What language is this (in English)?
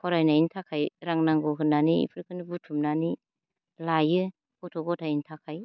Bodo